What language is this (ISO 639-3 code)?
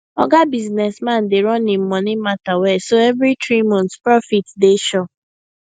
pcm